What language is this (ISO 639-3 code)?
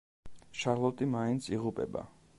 kat